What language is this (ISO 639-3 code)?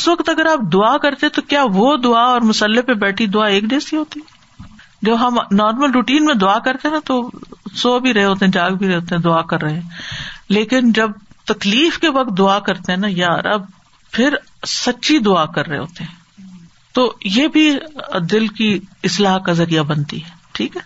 urd